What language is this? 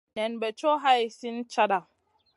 Masana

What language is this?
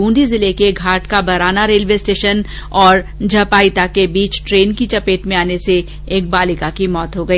Hindi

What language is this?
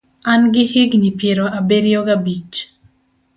Luo (Kenya and Tanzania)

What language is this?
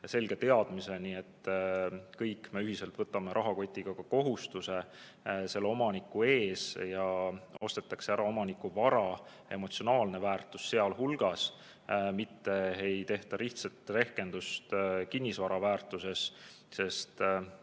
Estonian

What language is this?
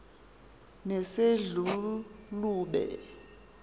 Xhosa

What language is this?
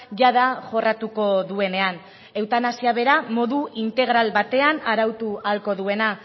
Basque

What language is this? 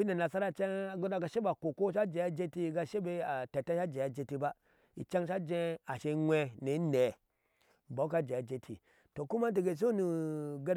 Ashe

